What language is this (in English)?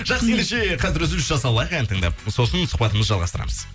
Kazakh